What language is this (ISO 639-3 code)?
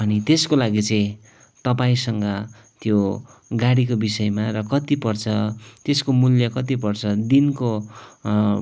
nep